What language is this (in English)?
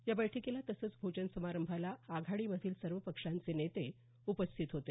Marathi